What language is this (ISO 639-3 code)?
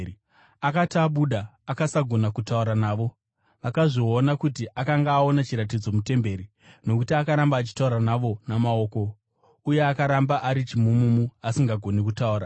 sna